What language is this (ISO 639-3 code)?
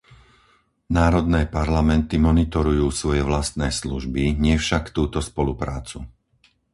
slk